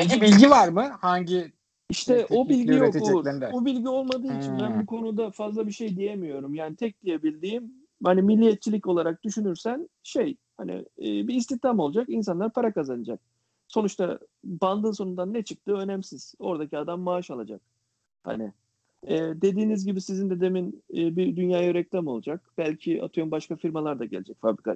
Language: Turkish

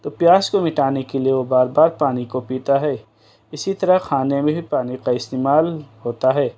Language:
Urdu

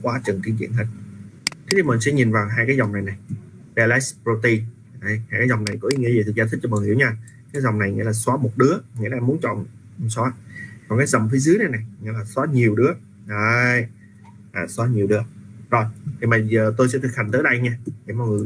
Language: Vietnamese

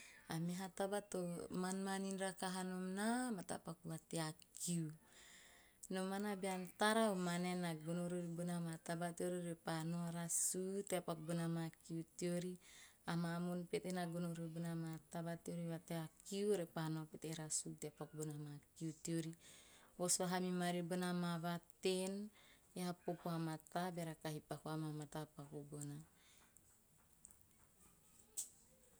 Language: Teop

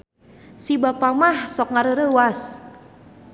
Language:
Sundanese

